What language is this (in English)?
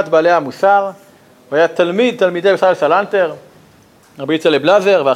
Hebrew